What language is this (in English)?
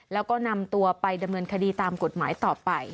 Thai